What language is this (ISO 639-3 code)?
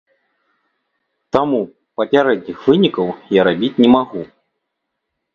bel